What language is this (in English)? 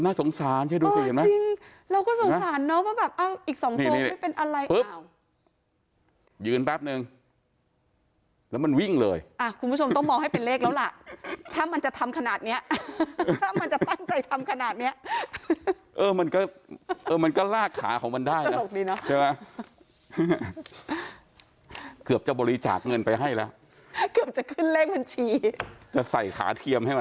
Thai